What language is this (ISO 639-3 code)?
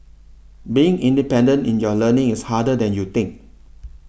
eng